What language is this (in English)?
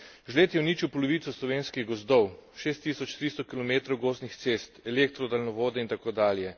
Slovenian